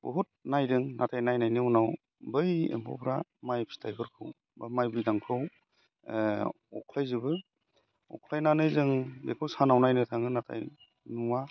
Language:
Bodo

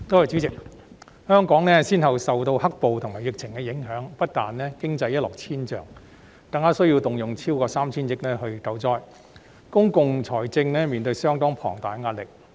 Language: Cantonese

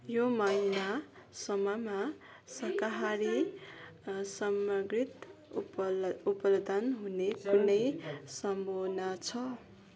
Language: Nepali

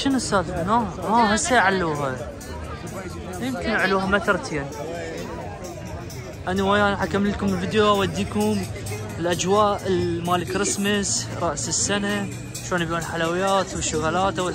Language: Arabic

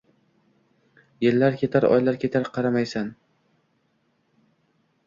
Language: Uzbek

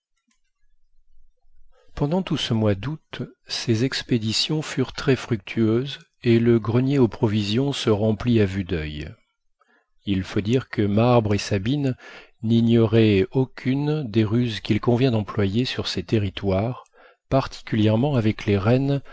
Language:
French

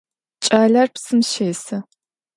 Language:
Adyghe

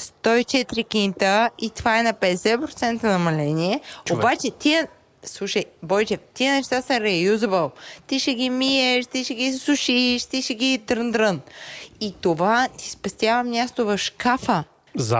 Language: Bulgarian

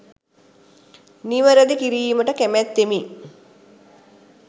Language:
Sinhala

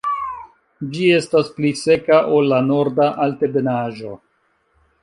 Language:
Esperanto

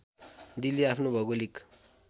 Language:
Nepali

